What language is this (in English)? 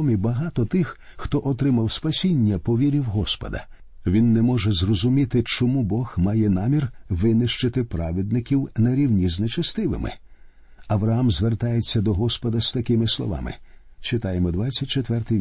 Ukrainian